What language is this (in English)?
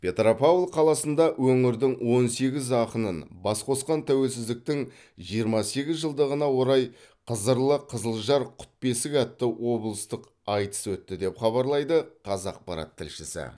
Kazakh